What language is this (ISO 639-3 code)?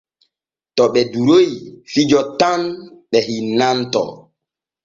fue